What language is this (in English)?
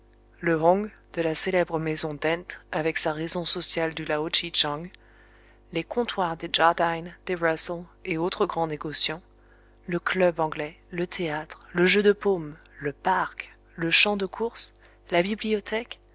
French